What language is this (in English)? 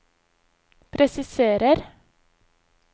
Norwegian